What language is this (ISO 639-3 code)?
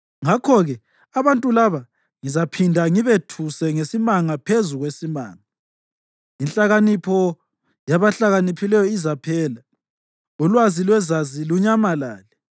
nde